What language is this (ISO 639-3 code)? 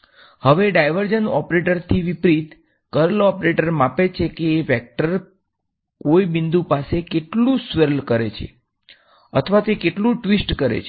guj